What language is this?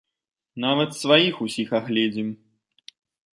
Belarusian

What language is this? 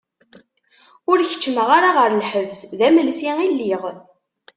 Kabyle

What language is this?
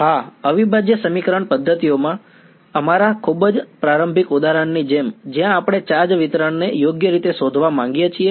Gujarati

